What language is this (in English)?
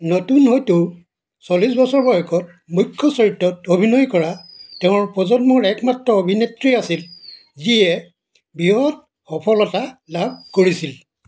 Assamese